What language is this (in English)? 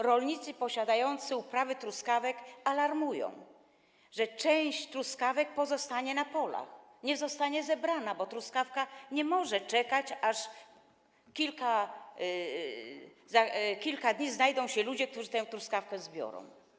Polish